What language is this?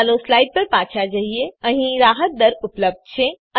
Gujarati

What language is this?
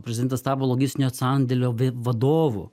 Lithuanian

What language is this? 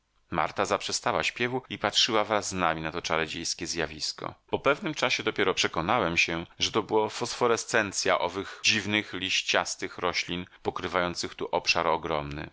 Polish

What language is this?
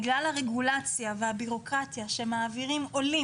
Hebrew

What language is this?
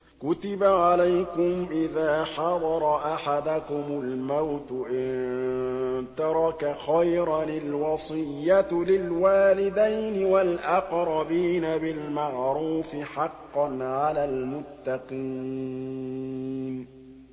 Arabic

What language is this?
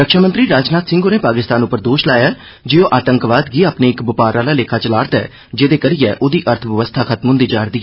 Dogri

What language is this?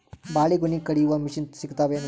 Kannada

